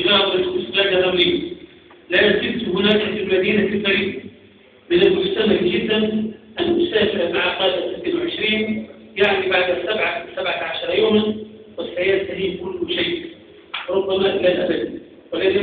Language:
Arabic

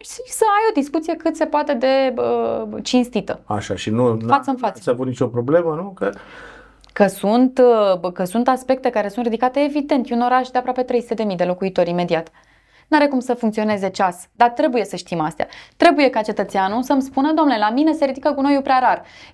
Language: Romanian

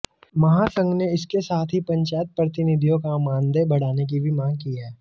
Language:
Hindi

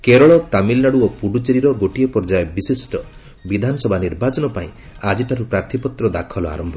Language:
Odia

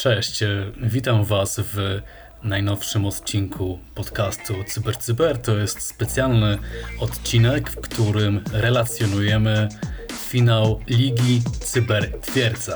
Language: Polish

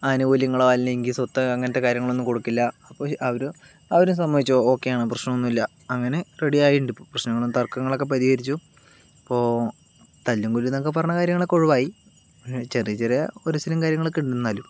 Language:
Malayalam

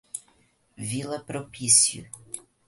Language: Portuguese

